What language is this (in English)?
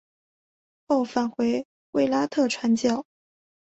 Chinese